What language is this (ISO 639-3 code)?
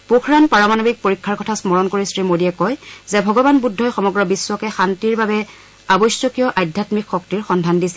asm